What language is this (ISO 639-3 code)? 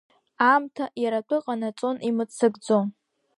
abk